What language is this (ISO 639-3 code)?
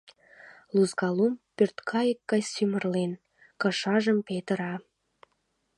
chm